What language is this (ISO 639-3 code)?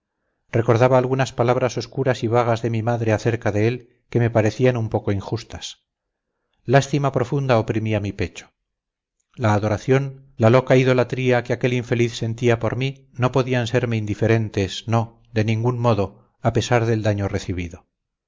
spa